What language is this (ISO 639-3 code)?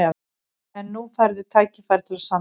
isl